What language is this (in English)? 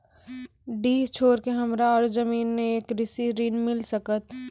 Maithili